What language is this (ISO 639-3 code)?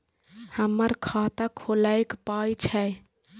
mai